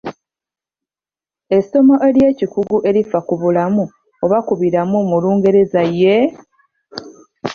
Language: Ganda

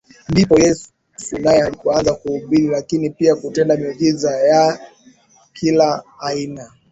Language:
Swahili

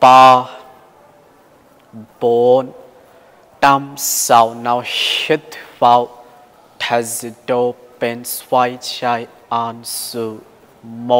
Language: Thai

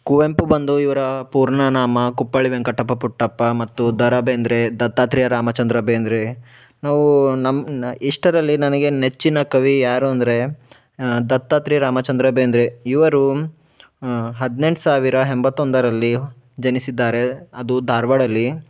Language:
Kannada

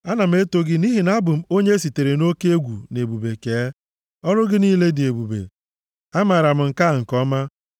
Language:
Igbo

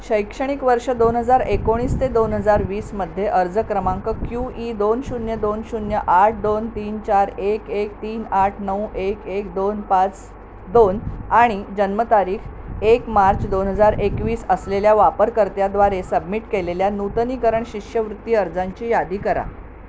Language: Marathi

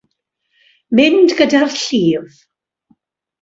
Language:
Welsh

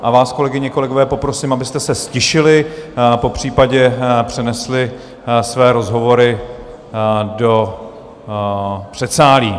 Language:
Czech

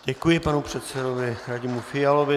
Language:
Czech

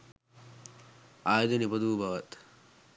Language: Sinhala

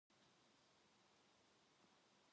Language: Korean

